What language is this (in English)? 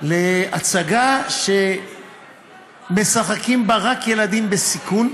Hebrew